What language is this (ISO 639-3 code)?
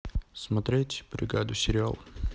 rus